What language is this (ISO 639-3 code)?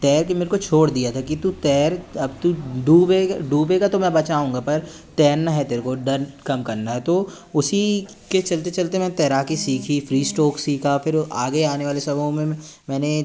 hin